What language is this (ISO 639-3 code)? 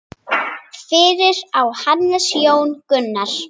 isl